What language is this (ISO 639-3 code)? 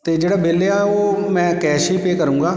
pan